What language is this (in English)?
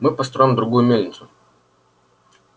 Russian